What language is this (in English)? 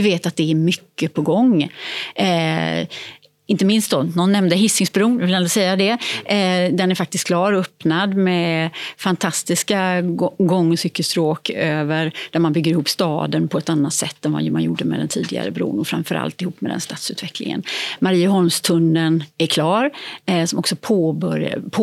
Swedish